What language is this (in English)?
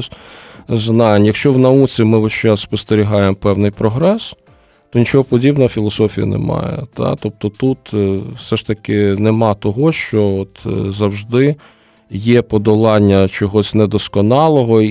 Ukrainian